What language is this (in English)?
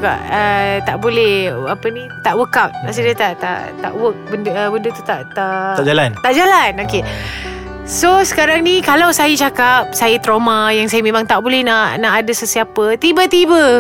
Malay